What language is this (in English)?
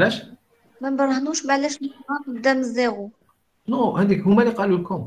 French